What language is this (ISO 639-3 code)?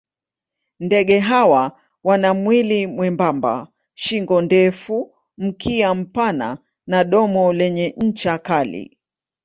swa